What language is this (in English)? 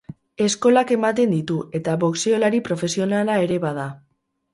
Basque